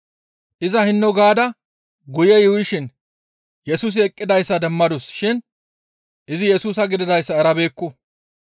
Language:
Gamo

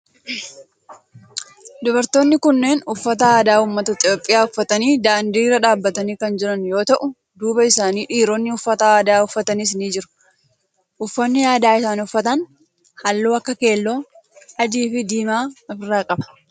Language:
Oromo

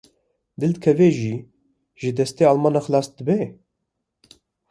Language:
Kurdish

